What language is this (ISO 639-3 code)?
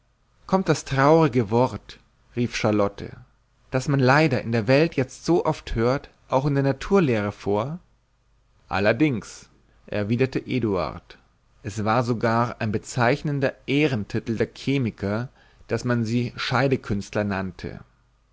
deu